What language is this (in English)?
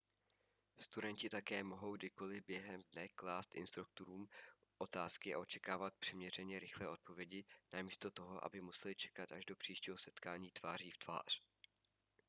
Czech